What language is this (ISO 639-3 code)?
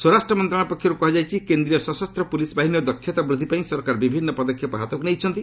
ori